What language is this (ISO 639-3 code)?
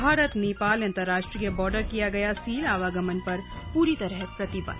hin